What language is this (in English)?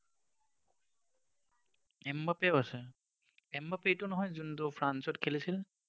Assamese